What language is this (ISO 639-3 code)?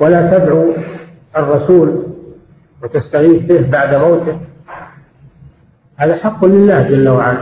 ara